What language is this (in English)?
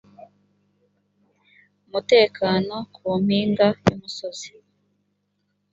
Kinyarwanda